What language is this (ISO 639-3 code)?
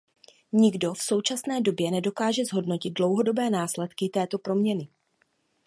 ces